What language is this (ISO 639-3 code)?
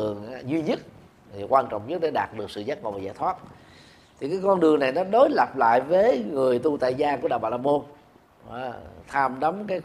vie